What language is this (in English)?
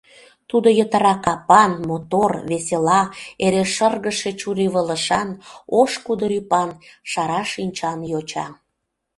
Mari